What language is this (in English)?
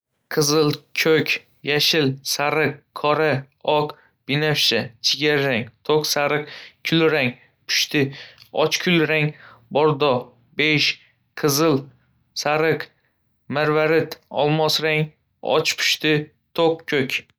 Uzbek